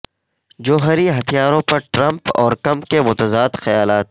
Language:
Urdu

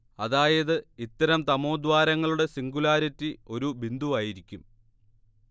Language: Malayalam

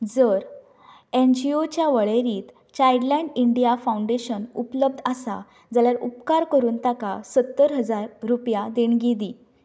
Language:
Konkani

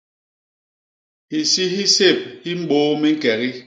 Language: Basaa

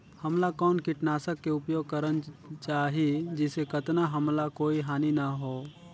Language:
Chhattisgarhi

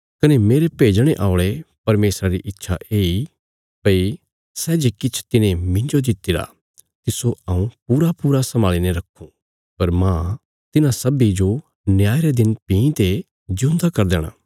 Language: Bilaspuri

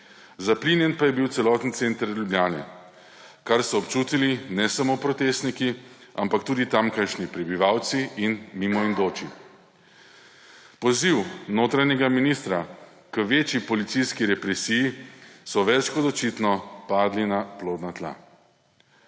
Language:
Slovenian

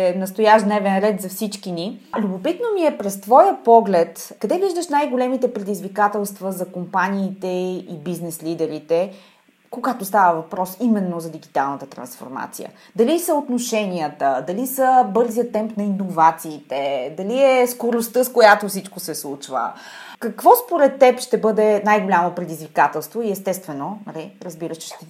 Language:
Bulgarian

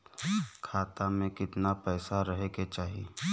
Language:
Bhojpuri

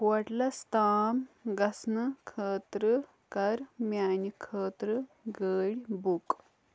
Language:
Kashmiri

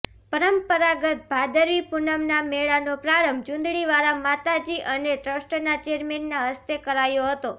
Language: Gujarati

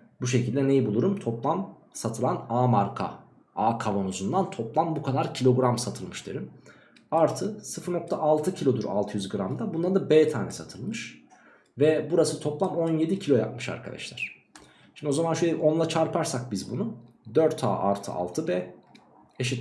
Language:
Turkish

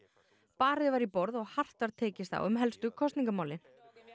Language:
Icelandic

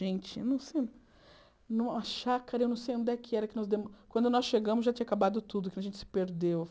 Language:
Portuguese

